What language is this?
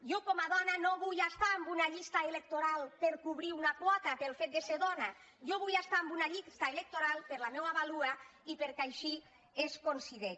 Catalan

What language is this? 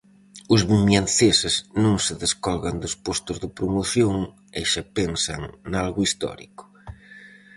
Galician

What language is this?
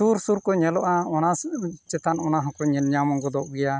Santali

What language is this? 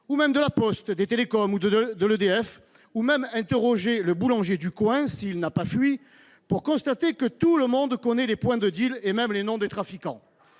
French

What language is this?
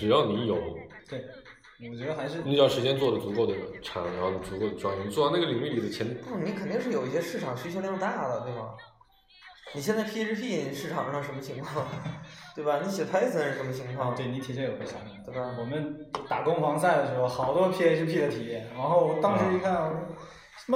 Chinese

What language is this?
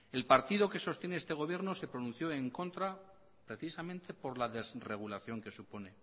Spanish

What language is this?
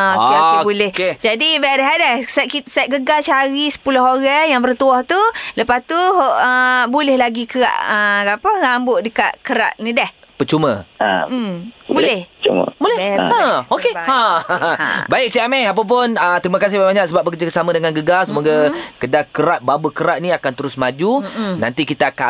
Malay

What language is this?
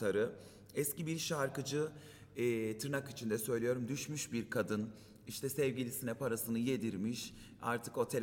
Turkish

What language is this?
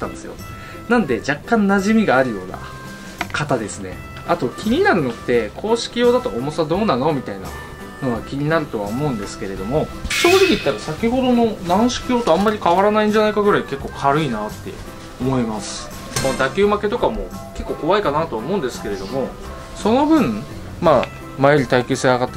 Japanese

